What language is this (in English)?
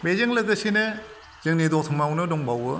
Bodo